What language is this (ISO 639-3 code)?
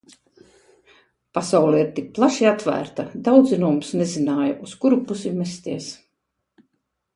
lav